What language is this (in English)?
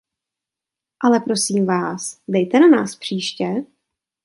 Czech